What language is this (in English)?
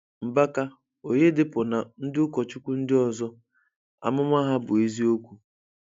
Igbo